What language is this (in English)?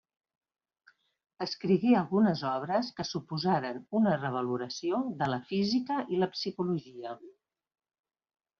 Catalan